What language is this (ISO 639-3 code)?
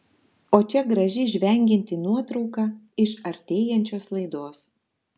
lit